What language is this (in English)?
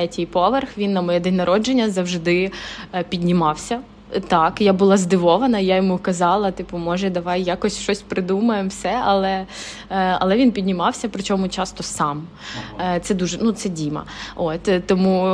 Ukrainian